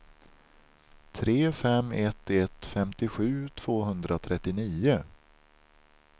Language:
Swedish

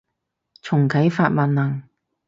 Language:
Cantonese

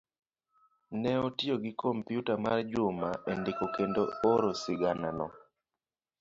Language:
Luo (Kenya and Tanzania)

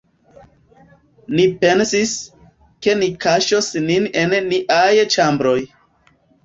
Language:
Esperanto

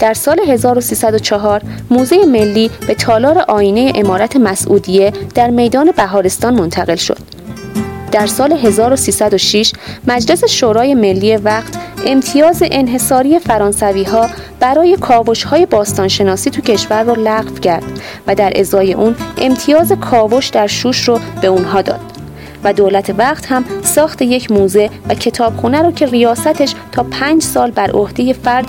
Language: Persian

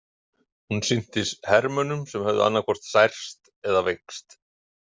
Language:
Icelandic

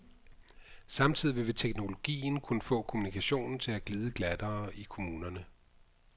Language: Danish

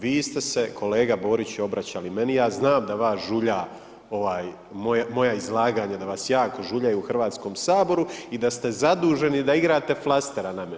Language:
Croatian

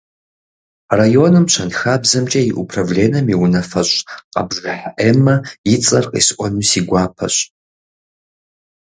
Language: Kabardian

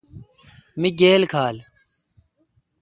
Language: Kalkoti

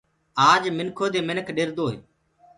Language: Gurgula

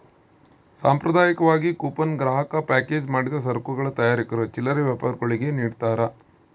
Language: Kannada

